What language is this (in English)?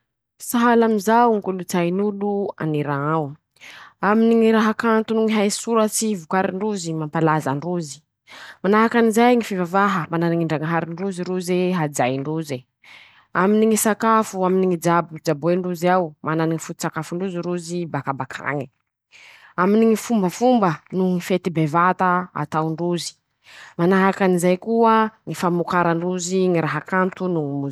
Masikoro Malagasy